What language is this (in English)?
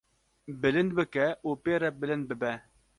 Kurdish